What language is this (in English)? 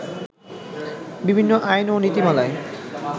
Bangla